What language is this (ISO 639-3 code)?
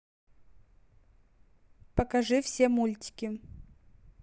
rus